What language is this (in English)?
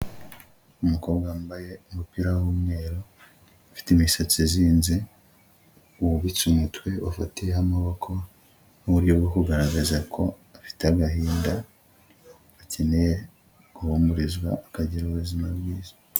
Kinyarwanda